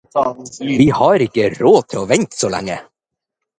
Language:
Norwegian Bokmål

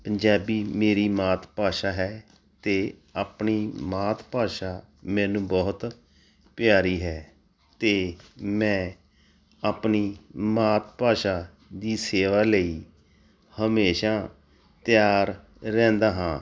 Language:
Punjabi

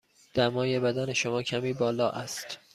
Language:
Persian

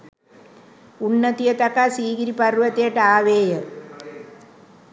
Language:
Sinhala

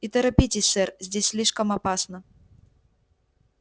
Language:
Russian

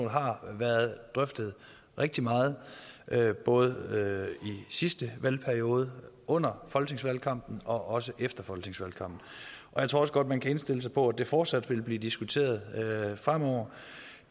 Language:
Danish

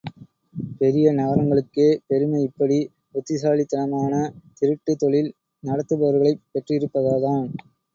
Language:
Tamil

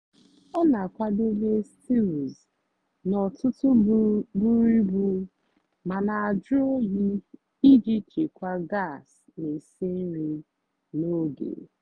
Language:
Igbo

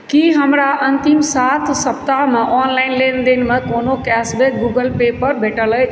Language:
Maithili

